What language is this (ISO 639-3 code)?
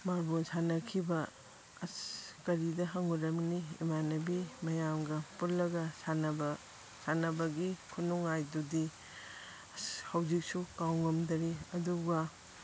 mni